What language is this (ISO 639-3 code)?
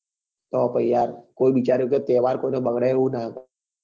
guj